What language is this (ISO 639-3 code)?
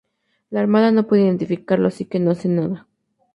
spa